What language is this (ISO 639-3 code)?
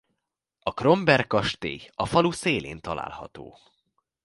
hun